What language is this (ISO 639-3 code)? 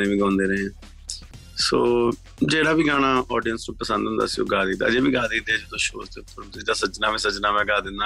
pan